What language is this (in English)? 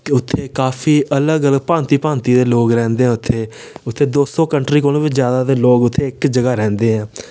Dogri